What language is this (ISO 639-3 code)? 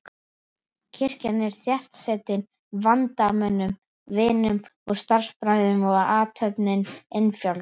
isl